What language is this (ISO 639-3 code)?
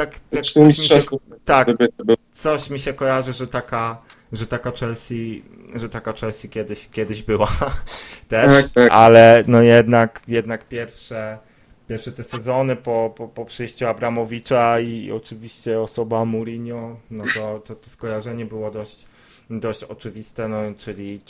pol